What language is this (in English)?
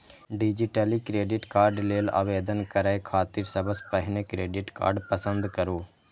Maithili